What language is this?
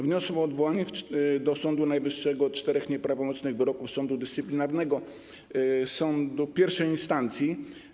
Polish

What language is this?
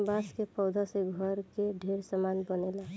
Bhojpuri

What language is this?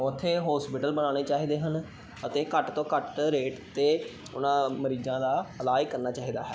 Punjabi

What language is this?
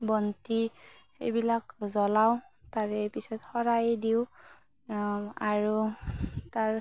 Assamese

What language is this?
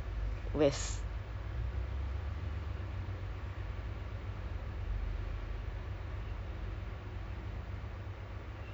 English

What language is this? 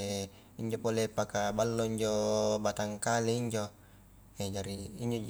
Highland Konjo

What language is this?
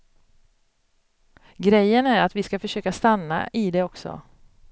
Swedish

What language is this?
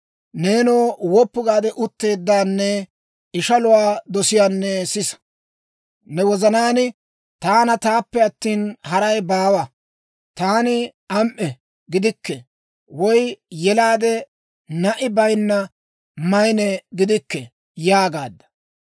Dawro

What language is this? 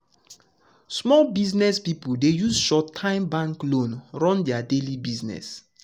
Nigerian Pidgin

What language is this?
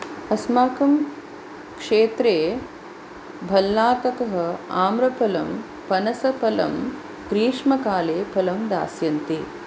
Sanskrit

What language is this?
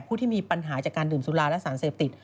Thai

